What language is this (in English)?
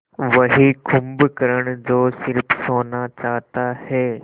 Hindi